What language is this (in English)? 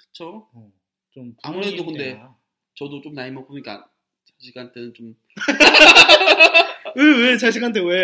Korean